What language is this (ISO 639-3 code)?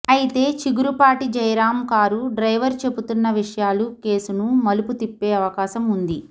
tel